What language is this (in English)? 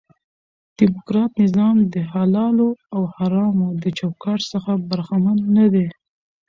Pashto